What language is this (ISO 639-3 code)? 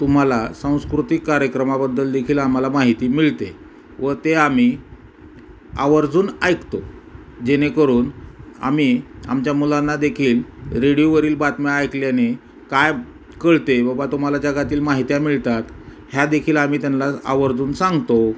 mar